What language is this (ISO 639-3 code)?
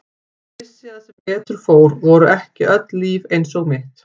isl